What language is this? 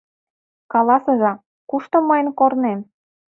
Mari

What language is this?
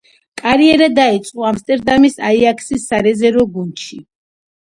Georgian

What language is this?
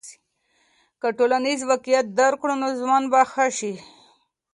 Pashto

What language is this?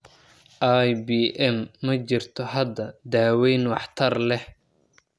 Somali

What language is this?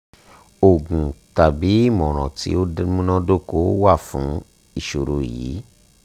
Yoruba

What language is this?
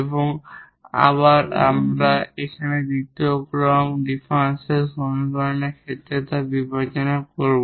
Bangla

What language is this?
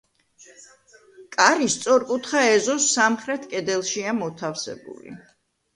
Georgian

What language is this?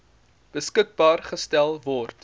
Afrikaans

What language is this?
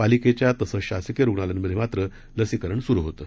Marathi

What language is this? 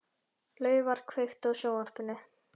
Icelandic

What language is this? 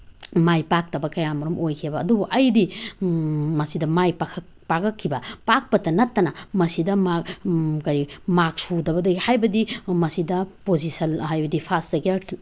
Manipuri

